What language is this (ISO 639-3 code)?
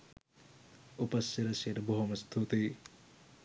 sin